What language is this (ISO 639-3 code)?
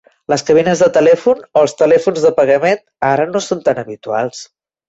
cat